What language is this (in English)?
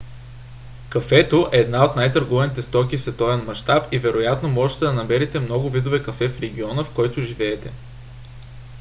Bulgarian